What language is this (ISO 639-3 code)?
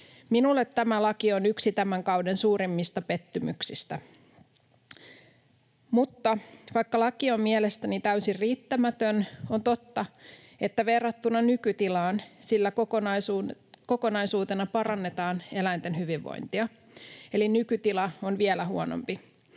fin